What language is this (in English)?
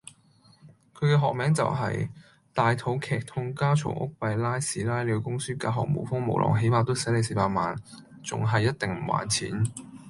Cantonese